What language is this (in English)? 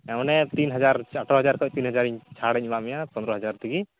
Santali